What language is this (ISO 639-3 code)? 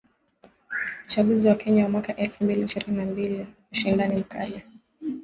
swa